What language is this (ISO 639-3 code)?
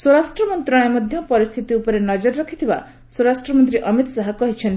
ori